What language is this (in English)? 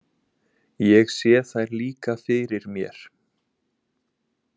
Icelandic